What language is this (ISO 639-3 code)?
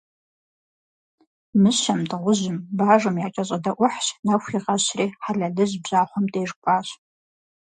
kbd